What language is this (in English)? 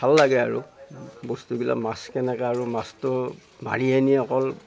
Assamese